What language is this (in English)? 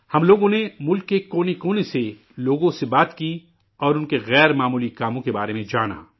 Urdu